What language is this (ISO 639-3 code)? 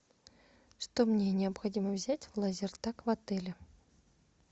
rus